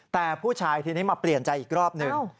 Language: Thai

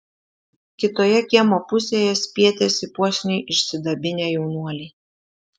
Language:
Lithuanian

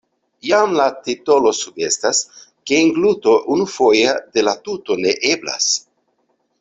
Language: Esperanto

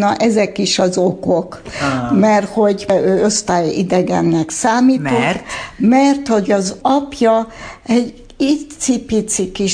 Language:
Hungarian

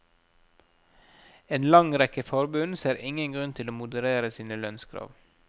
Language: Norwegian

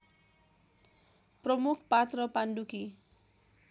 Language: Nepali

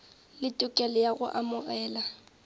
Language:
Northern Sotho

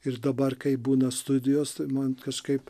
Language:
Lithuanian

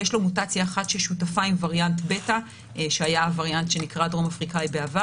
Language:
Hebrew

